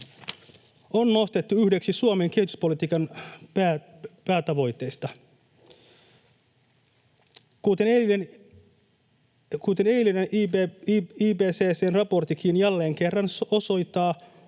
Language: Finnish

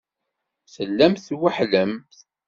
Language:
Kabyle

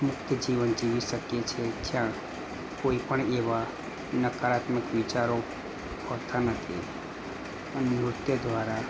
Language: Gujarati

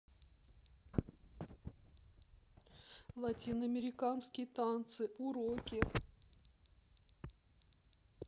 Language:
Russian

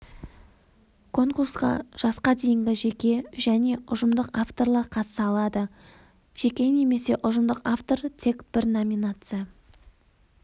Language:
Kazakh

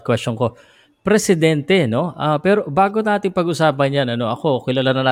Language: Filipino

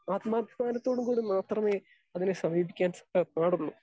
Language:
Malayalam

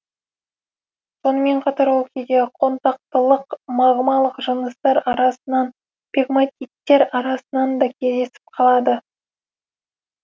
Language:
Kazakh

